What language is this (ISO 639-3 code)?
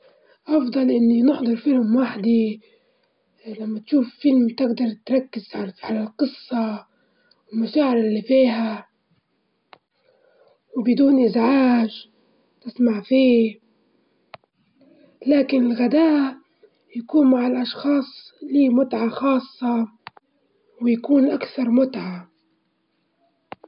ayl